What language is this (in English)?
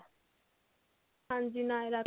Punjabi